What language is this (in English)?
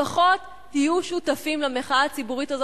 Hebrew